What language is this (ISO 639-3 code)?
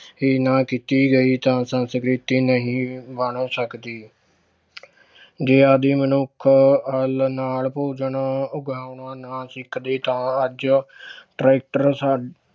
pan